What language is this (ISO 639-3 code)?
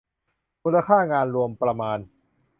tha